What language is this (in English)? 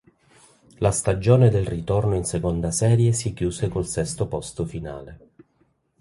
Italian